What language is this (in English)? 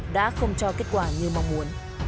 Vietnamese